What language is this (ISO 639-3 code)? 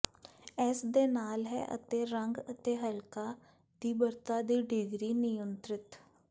pan